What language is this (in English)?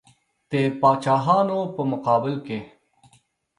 Pashto